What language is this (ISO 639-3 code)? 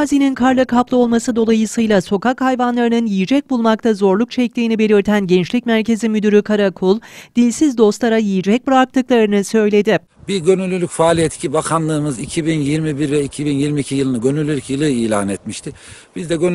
tur